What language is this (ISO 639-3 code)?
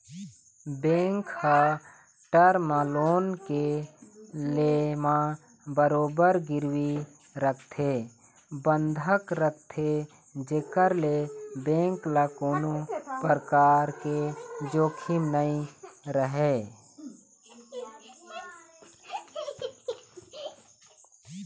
hne